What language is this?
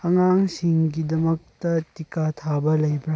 Manipuri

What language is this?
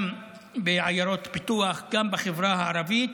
Hebrew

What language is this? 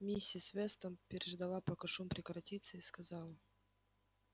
Russian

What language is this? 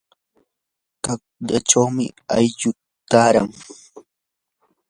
Yanahuanca Pasco Quechua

